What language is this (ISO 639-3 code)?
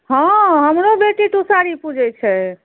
mai